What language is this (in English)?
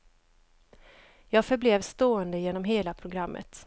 Swedish